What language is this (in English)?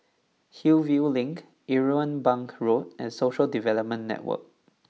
English